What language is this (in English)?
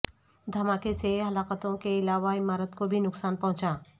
Urdu